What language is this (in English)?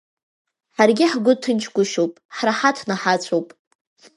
Abkhazian